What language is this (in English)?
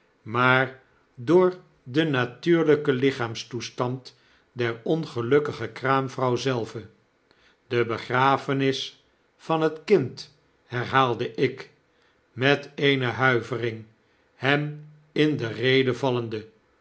Dutch